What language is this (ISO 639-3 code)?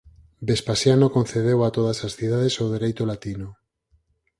glg